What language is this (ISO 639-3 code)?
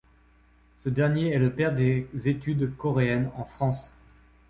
fra